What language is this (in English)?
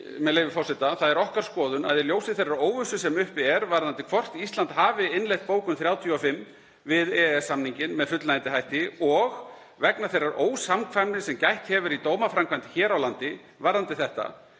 Icelandic